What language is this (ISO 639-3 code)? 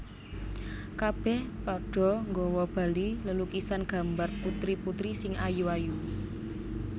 jav